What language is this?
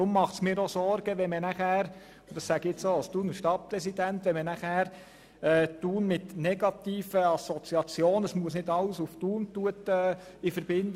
Swiss German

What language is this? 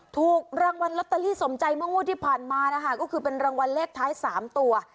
Thai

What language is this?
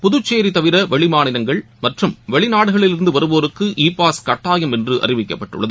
Tamil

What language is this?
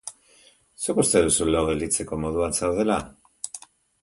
Basque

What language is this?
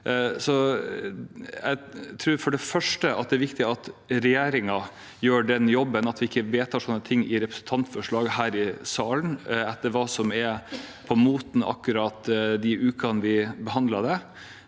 Norwegian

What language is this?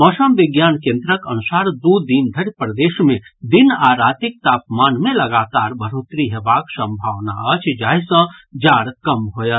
Maithili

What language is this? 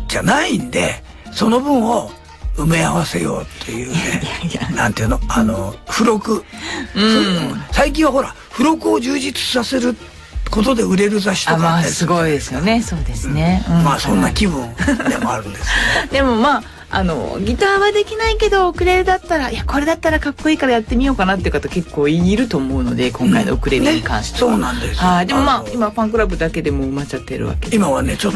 Japanese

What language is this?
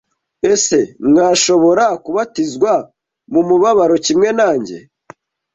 Kinyarwanda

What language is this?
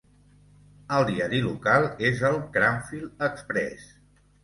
Catalan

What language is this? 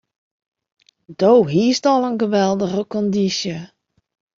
Western Frisian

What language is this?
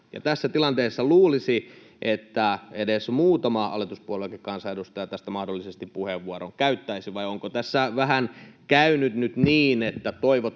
Finnish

